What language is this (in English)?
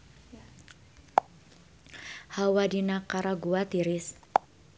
Sundanese